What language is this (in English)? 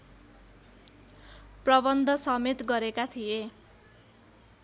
Nepali